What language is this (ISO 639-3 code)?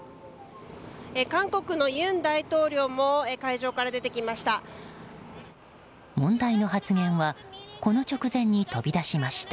jpn